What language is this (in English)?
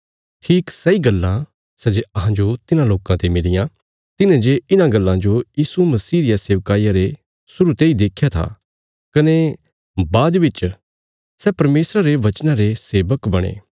Bilaspuri